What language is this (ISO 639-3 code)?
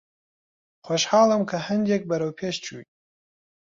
ckb